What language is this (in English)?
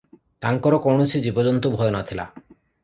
Odia